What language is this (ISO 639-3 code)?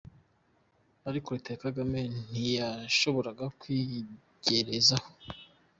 kin